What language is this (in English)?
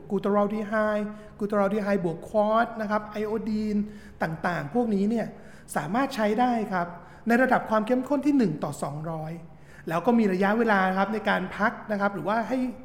Thai